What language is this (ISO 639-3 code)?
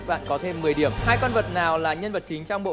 vie